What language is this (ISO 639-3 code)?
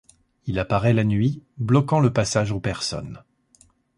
fra